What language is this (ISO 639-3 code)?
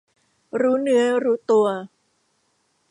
tha